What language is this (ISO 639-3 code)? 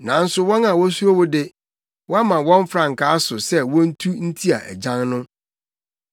aka